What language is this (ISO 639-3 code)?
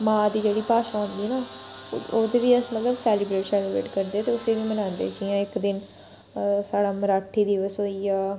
doi